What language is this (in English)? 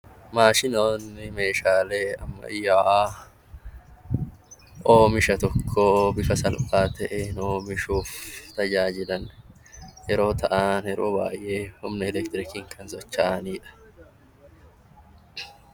Oromo